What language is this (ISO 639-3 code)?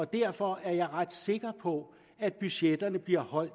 dan